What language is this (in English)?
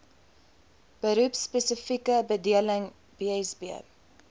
Afrikaans